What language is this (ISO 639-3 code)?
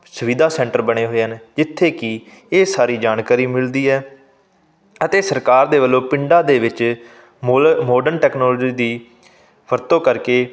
pan